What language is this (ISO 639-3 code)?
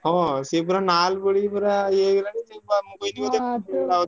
ori